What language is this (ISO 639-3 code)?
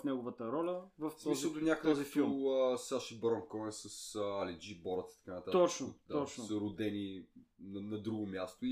bul